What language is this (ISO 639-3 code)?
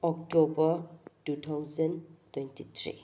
mni